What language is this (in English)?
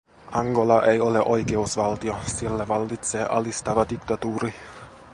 Finnish